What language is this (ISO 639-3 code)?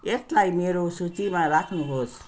nep